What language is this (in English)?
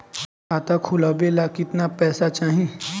Bhojpuri